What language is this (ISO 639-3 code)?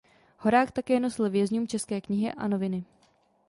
ces